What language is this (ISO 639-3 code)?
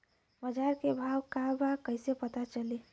bho